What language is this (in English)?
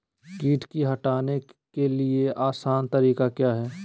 Magahi